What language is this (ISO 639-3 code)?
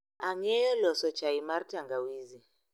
luo